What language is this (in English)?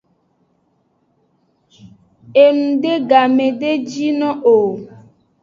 Aja (Benin)